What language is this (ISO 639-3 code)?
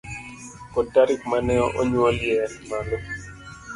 luo